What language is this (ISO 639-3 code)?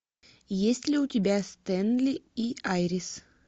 rus